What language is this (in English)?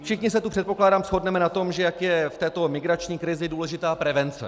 Czech